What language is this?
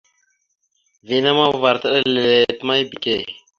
Mada (Cameroon)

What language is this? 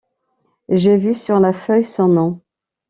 French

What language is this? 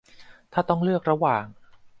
Thai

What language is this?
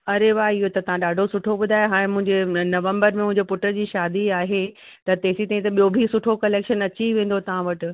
Sindhi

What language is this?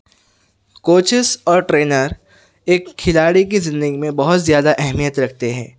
Urdu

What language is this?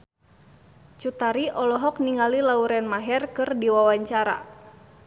Sundanese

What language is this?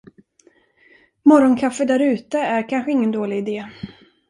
Swedish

